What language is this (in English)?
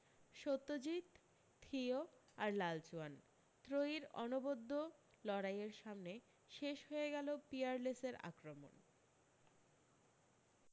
Bangla